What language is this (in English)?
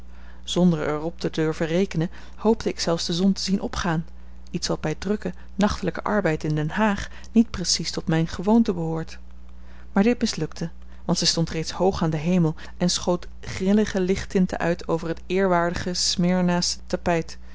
Dutch